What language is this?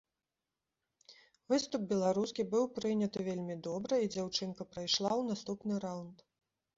Belarusian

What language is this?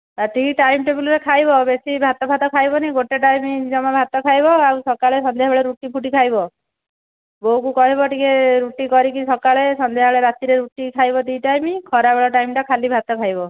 Odia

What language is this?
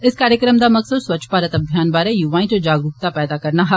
Dogri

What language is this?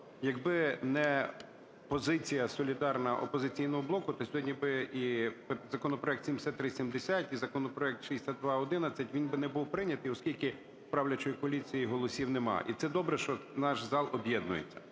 Ukrainian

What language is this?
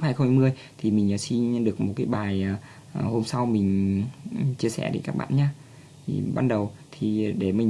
Vietnamese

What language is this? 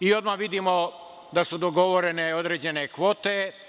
Serbian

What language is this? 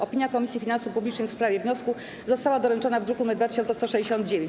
Polish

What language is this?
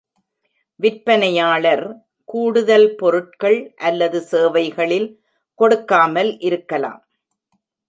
Tamil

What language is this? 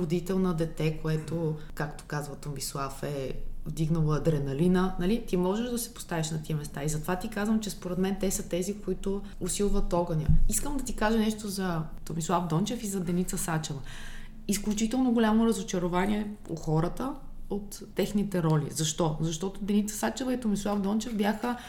Bulgarian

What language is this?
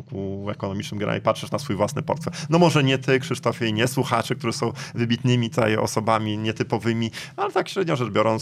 Polish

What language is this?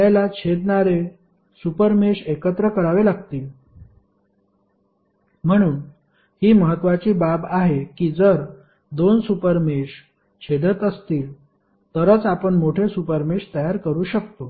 Marathi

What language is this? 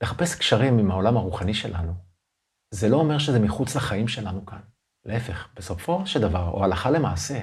Hebrew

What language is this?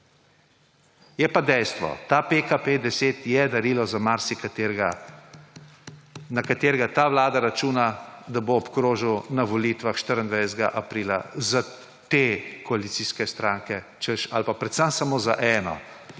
Slovenian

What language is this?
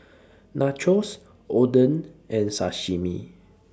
English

